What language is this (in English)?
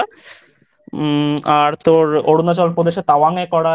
Bangla